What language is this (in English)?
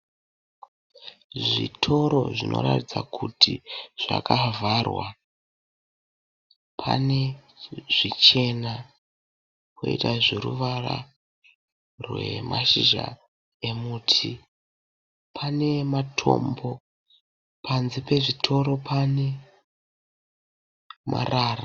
Shona